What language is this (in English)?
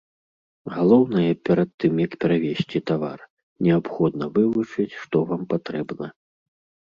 Belarusian